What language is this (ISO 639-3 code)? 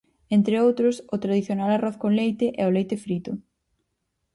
glg